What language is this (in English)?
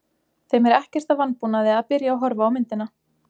Icelandic